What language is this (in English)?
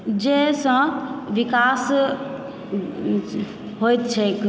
Maithili